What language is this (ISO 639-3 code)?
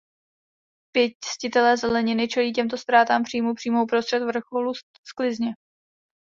ces